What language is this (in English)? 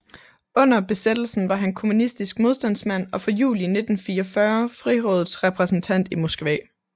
Danish